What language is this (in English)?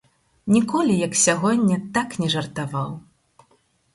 Belarusian